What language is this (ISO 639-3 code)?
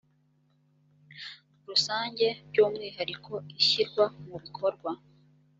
kin